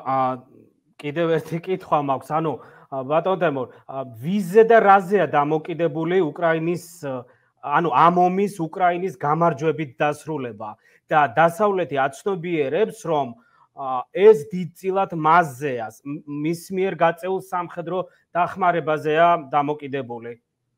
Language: Arabic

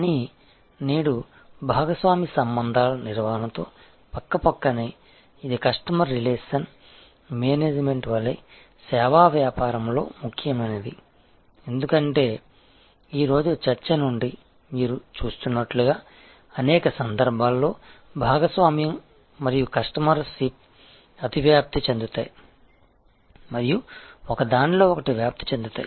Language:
Telugu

